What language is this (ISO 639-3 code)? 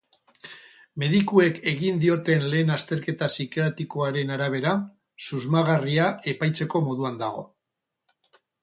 eus